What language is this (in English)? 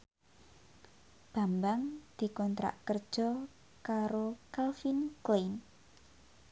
Javanese